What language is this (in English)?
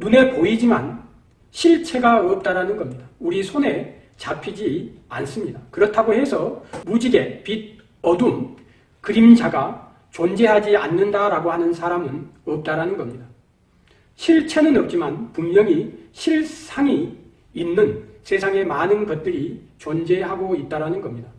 Korean